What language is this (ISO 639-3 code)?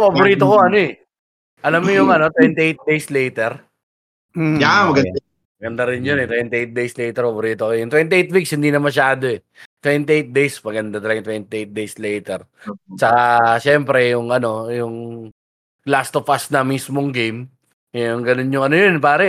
fil